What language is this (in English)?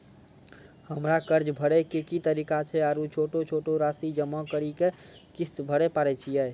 Maithili